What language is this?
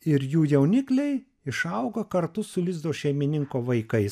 Lithuanian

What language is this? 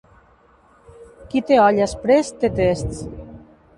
Catalan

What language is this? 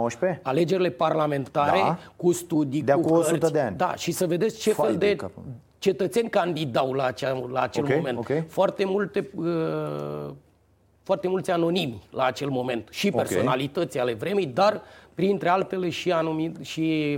Romanian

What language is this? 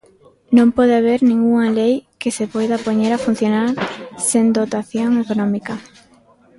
Galician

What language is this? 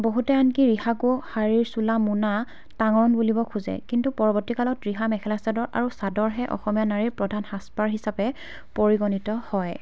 Assamese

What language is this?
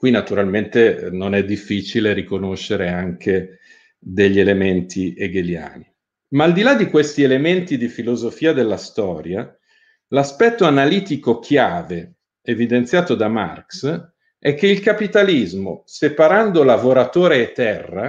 Italian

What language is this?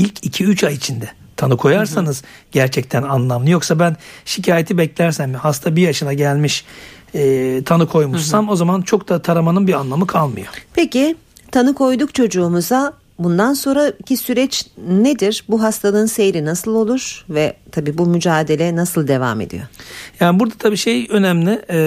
Turkish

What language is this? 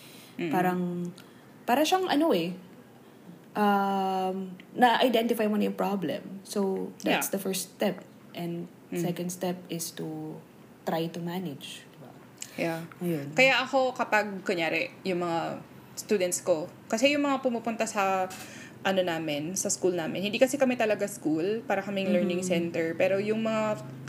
Filipino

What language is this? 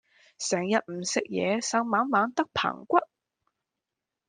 Cantonese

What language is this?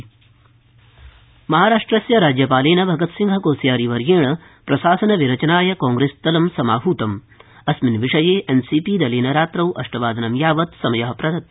Sanskrit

